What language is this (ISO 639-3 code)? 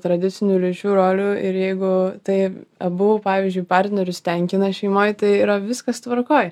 lit